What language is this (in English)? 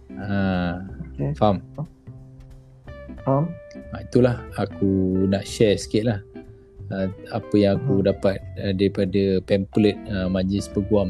Malay